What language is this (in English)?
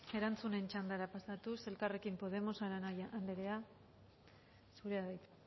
Basque